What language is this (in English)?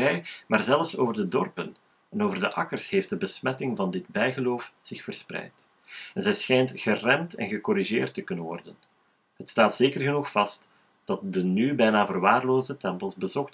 Dutch